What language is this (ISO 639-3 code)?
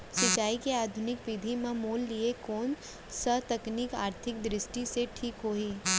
hne